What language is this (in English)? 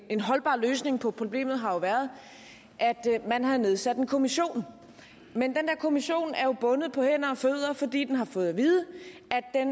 Danish